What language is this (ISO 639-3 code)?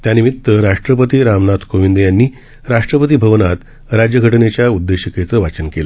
mar